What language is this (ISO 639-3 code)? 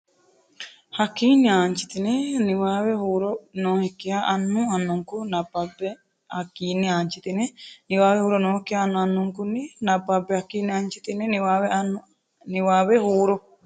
sid